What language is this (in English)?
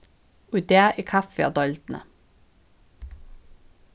Faroese